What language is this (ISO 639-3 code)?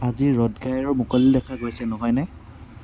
asm